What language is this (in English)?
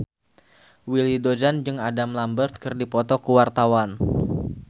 Sundanese